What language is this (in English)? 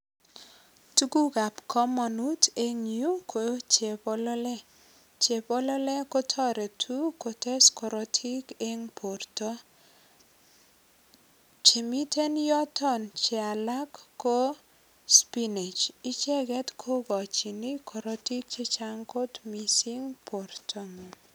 Kalenjin